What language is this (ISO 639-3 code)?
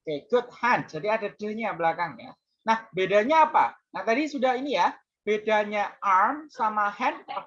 ind